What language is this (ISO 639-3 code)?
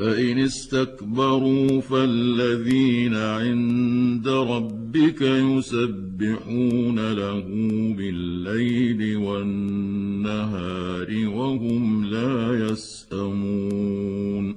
ara